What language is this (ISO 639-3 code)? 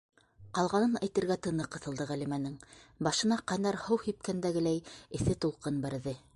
bak